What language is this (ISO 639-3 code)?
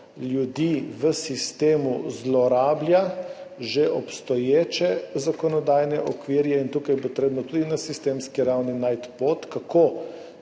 slv